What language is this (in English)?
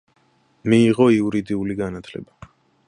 Georgian